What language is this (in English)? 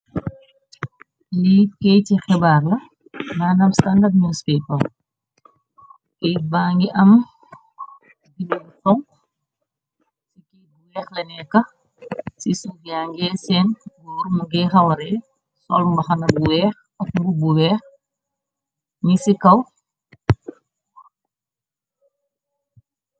Wolof